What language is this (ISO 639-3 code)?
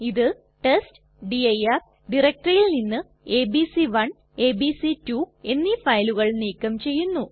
mal